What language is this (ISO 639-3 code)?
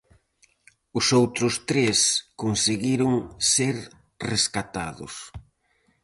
glg